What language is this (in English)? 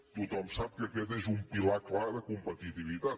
Catalan